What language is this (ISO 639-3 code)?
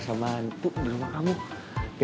ind